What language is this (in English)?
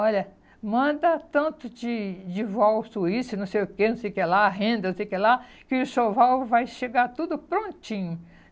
Portuguese